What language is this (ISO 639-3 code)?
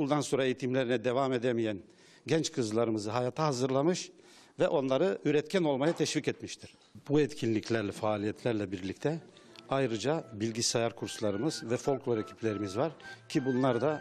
tur